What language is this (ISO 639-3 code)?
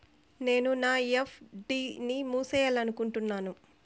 tel